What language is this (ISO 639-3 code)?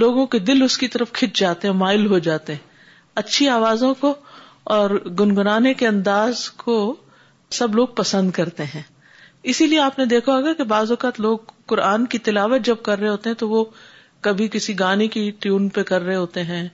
urd